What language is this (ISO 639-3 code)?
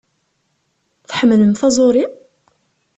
kab